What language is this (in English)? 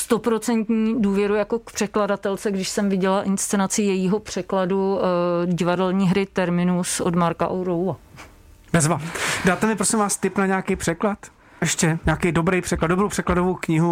Czech